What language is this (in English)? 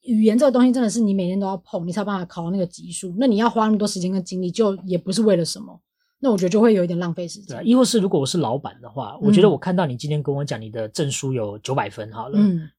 Chinese